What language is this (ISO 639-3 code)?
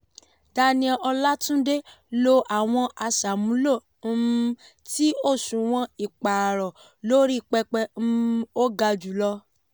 yor